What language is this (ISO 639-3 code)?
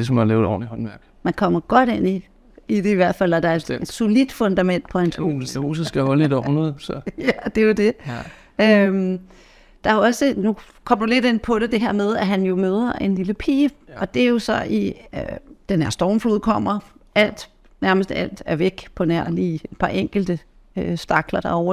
dan